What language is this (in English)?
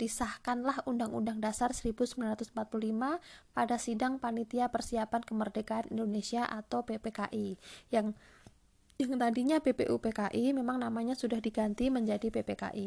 Indonesian